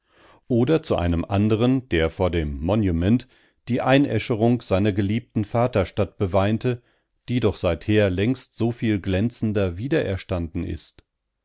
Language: German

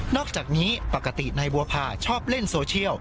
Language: Thai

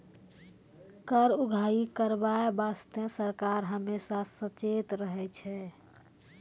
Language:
Maithili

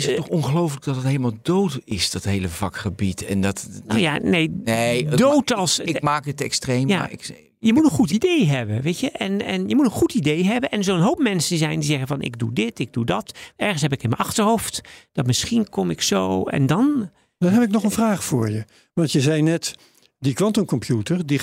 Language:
Dutch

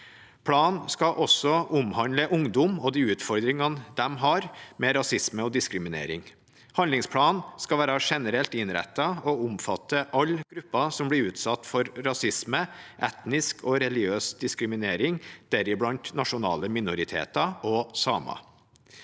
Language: Norwegian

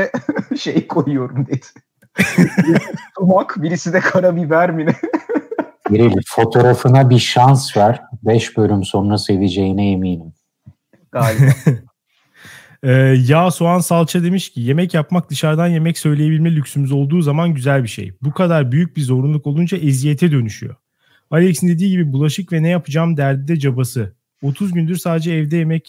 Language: Turkish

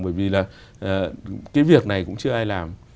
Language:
Vietnamese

